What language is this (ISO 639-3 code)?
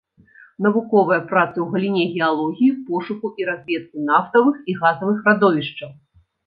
bel